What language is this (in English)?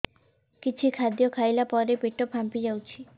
Odia